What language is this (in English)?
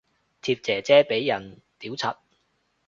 Cantonese